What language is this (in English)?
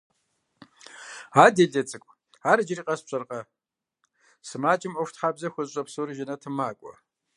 Kabardian